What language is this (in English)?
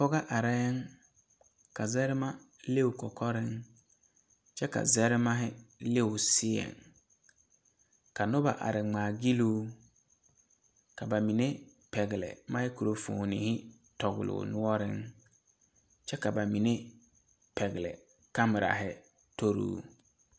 Southern Dagaare